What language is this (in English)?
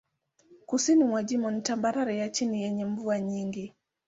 Swahili